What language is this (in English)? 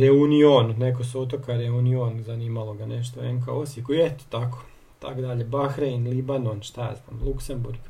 Croatian